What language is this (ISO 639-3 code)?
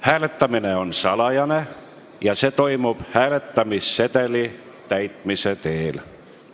est